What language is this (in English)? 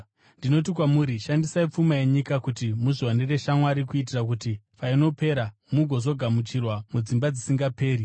Shona